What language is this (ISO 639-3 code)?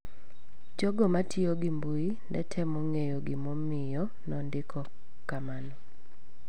luo